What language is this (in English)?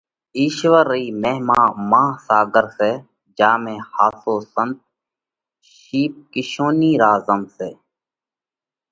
Parkari Koli